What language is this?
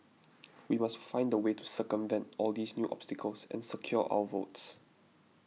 English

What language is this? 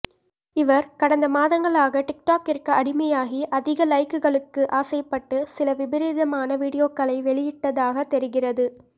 Tamil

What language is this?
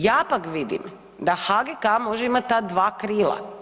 Croatian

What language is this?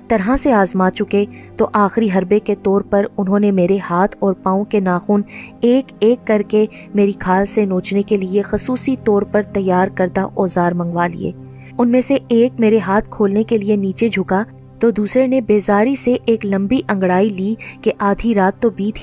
Urdu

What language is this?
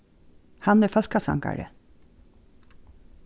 Faroese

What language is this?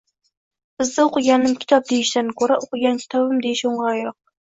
Uzbek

